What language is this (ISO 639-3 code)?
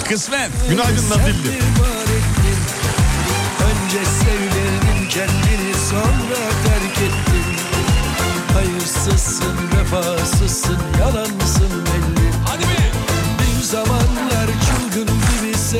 tur